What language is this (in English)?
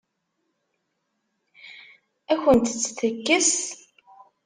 Kabyle